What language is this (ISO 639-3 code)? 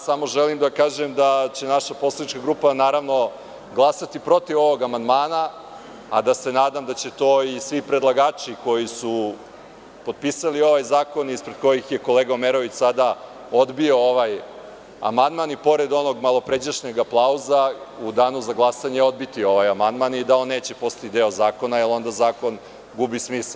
srp